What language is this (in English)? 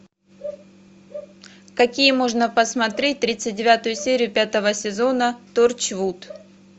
Russian